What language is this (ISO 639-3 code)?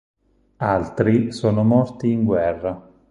ita